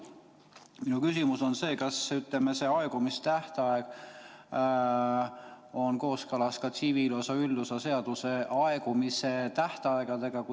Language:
Estonian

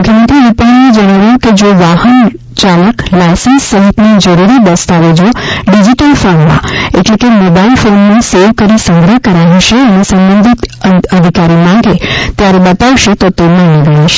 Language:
Gujarati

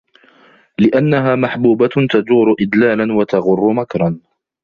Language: Arabic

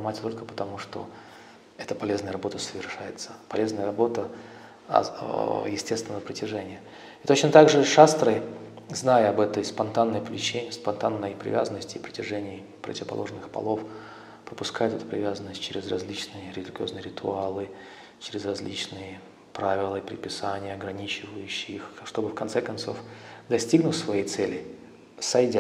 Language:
Russian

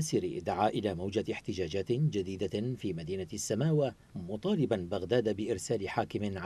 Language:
Arabic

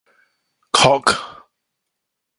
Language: Min Nan Chinese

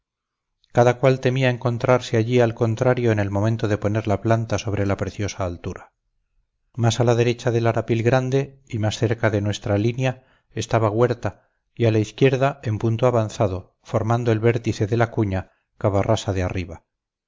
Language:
Spanish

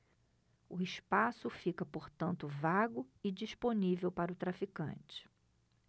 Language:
Portuguese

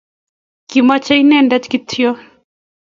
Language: Kalenjin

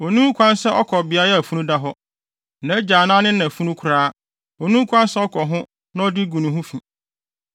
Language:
Akan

